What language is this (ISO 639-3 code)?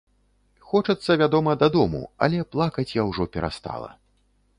bel